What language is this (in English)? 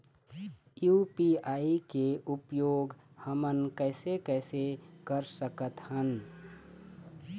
Chhattisgarhi